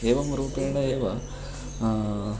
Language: Sanskrit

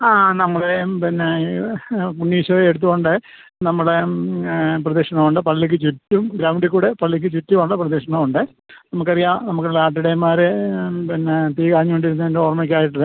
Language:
Malayalam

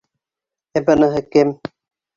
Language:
Bashkir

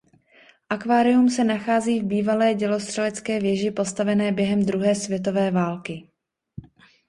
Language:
Czech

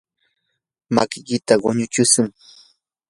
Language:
Yanahuanca Pasco Quechua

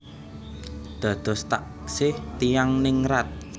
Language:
Javanese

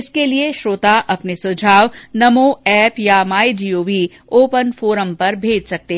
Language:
Hindi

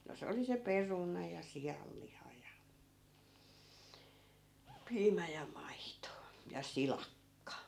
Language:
Finnish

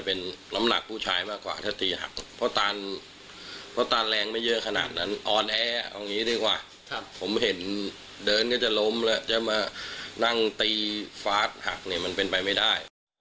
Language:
Thai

